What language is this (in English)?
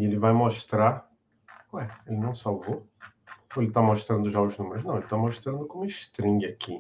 Portuguese